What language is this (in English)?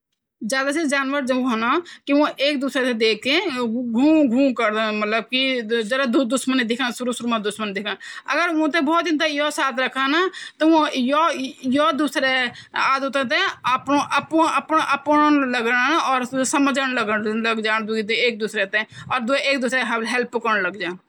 Garhwali